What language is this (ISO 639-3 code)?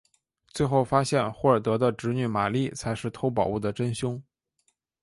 zho